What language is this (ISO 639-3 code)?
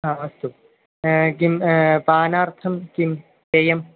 san